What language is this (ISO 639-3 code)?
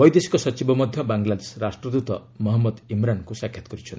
ori